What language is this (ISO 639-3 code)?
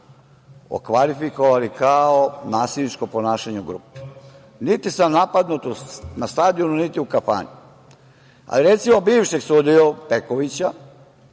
srp